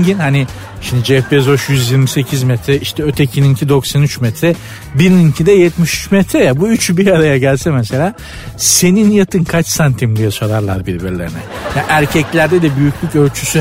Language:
Turkish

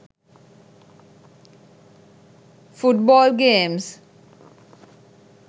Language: Sinhala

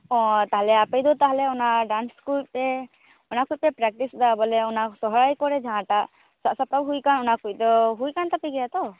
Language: Santali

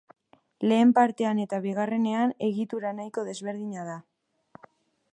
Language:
Basque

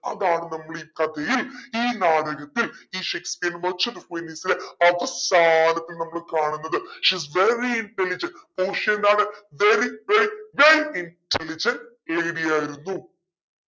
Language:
Malayalam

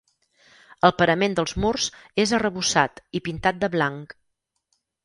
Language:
Catalan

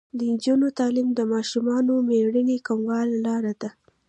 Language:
Pashto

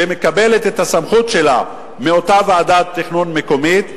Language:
Hebrew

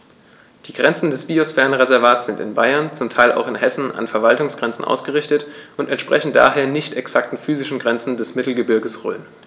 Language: German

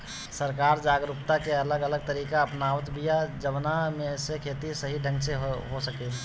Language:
Bhojpuri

